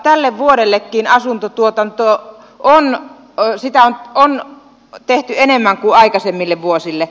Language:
Finnish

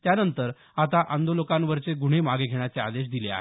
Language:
Marathi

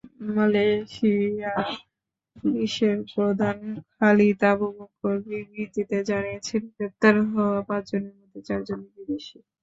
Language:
Bangla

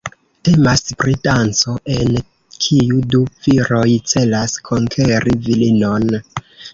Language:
Esperanto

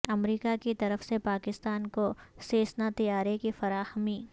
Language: Urdu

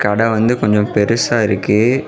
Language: Tamil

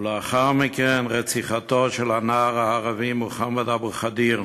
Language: Hebrew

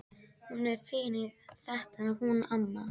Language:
Icelandic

